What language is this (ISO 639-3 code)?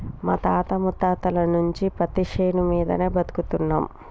tel